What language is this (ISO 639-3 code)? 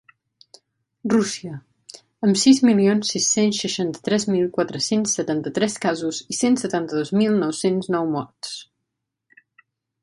cat